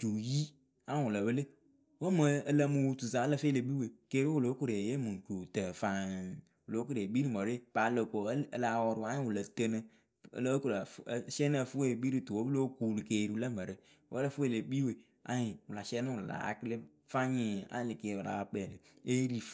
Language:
Akebu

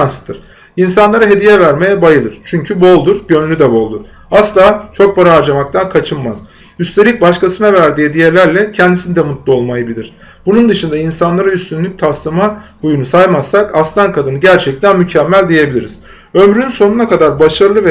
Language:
Turkish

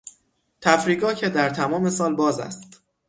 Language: Persian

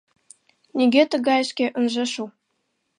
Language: Mari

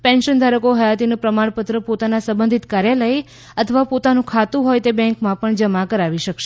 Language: Gujarati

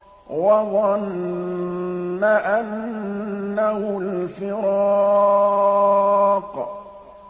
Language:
Arabic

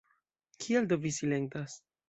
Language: Esperanto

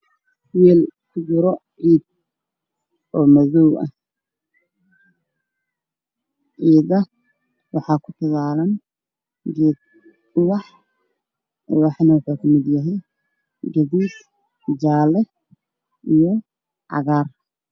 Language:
Somali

